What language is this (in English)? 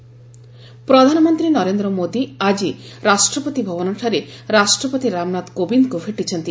Odia